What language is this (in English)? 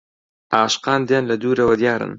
Central Kurdish